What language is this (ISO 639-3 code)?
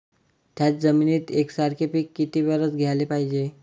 mar